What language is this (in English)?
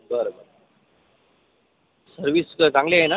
Marathi